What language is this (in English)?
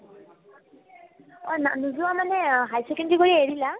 Assamese